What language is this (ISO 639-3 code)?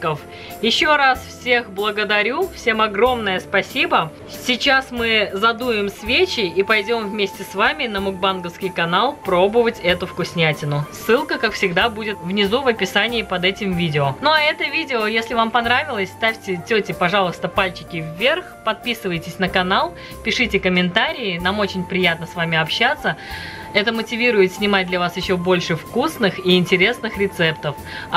rus